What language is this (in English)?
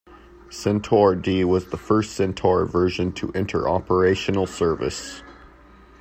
English